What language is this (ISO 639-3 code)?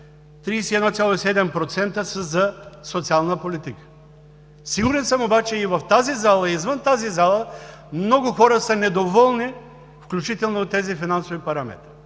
bul